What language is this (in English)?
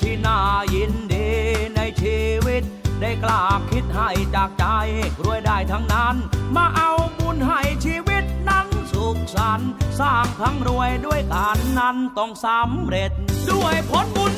Thai